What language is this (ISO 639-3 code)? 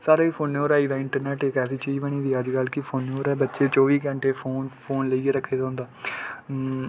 doi